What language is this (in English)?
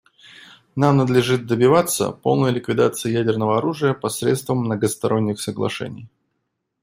Russian